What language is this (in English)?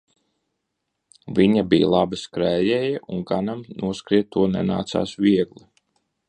Latvian